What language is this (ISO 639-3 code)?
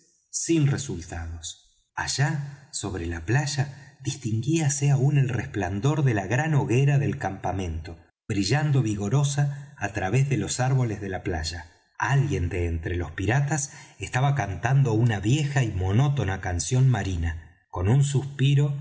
spa